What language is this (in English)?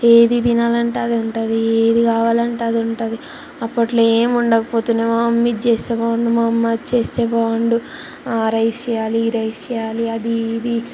Telugu